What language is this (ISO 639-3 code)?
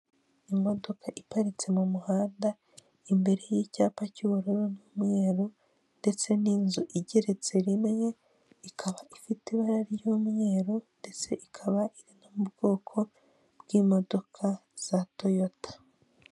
kin